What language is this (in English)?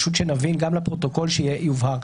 Hebrew